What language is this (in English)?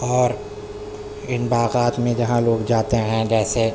Urdu